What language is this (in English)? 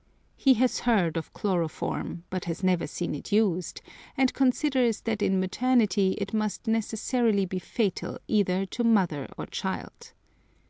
English